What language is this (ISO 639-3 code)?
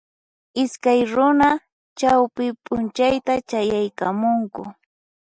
qxp